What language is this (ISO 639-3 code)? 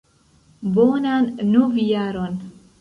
epo